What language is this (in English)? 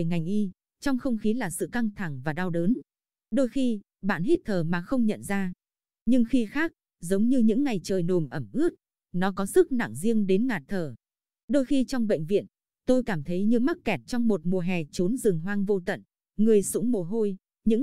Vietnamese